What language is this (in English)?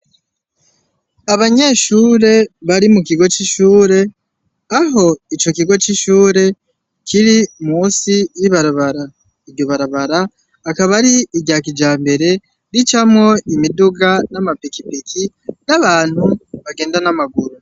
Rundi